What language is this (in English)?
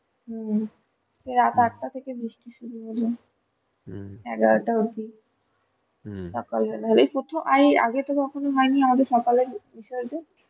Bangla